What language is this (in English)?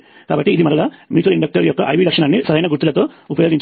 Telugu